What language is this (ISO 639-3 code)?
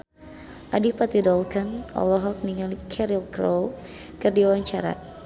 sun